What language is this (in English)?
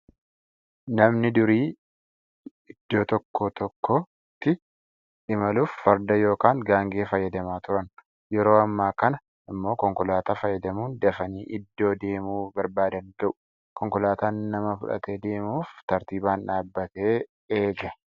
Oromo